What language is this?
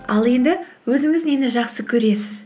Kazakh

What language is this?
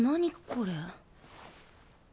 Japanese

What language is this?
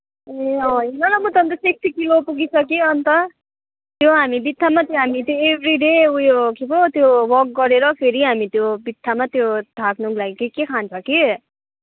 Nepali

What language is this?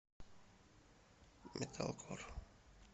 Russian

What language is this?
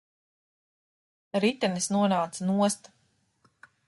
Latvian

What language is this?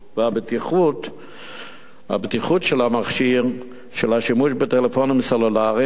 Hebrew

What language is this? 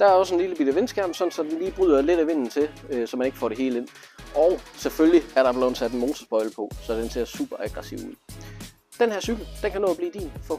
Danish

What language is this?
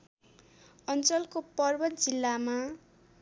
Nepali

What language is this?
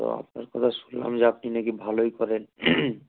Bangla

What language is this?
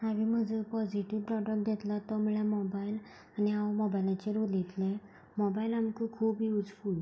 Konkani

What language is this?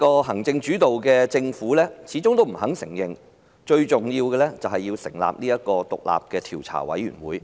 Cantonese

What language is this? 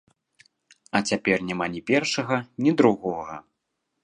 Belarusian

